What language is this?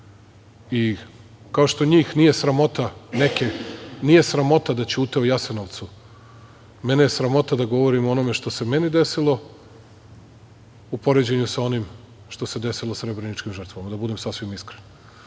Serbian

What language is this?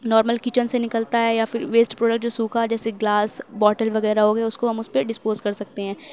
Urdu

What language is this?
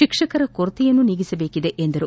Kannada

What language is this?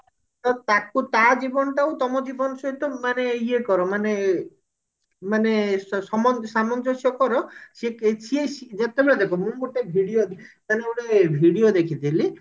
Odia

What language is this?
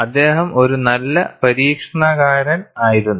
Malayalam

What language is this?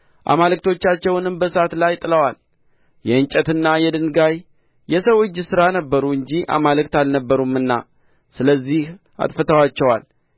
Amharic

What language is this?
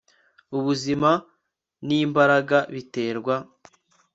Kinyarwanda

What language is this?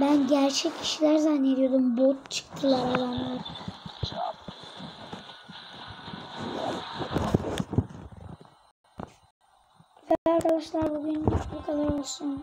Turkish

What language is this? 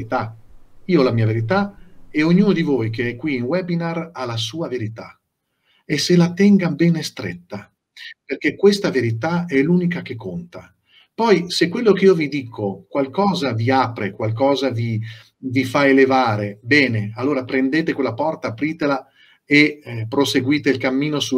Italian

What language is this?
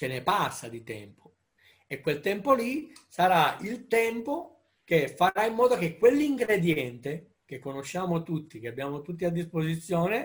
Italian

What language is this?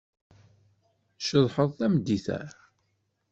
Kabyle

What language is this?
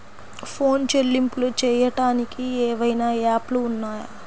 Telugu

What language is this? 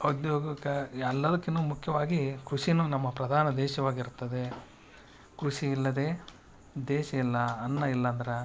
Kannada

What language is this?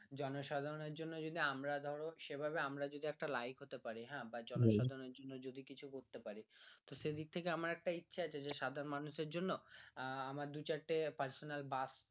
Bangla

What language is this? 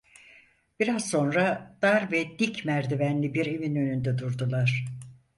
Turkish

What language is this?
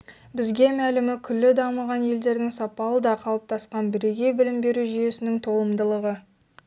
Kazakh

